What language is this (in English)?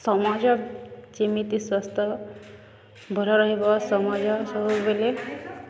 Odia